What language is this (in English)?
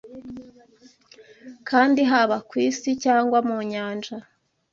Kinyarwanda